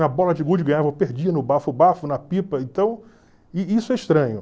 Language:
Portuguese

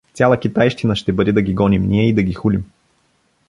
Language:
Bulgarian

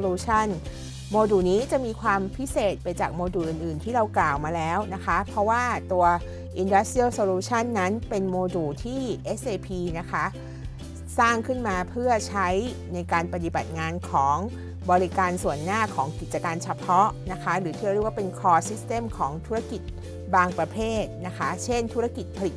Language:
Thai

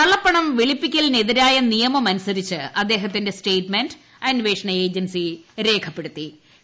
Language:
Malayalam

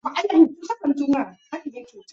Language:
Chinese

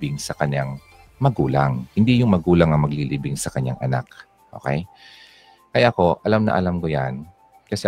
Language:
Filipino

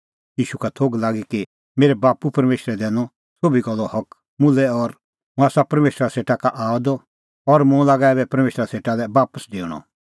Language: Kullu Pahari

